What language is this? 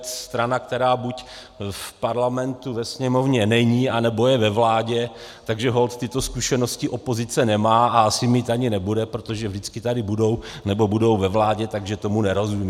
Czech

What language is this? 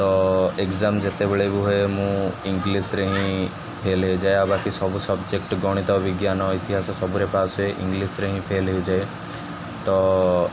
Odia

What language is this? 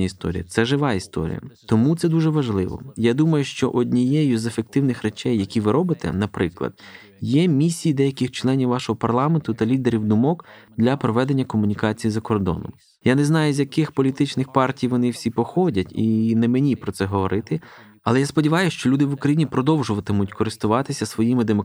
Ukrainian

